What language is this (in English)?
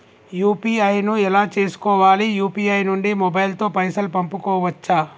Telugu